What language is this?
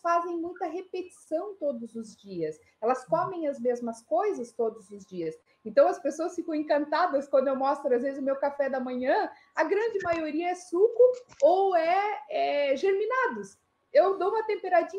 Portuguese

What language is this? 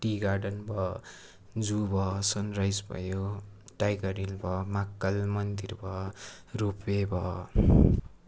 Nepali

